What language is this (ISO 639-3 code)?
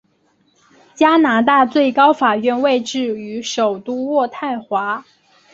zho